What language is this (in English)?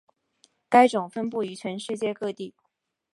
Chinese